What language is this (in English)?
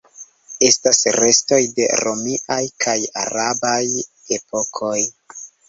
Esperanto